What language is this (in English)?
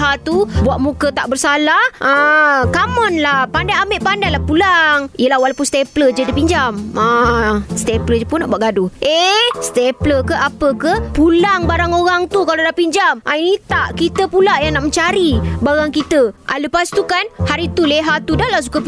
Malay